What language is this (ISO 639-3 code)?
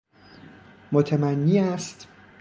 fas